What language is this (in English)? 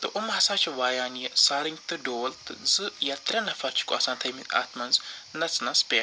Kashmiri